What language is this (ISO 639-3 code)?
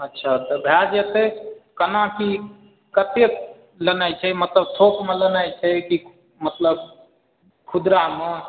mai